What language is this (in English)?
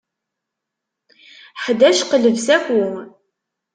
Kabyle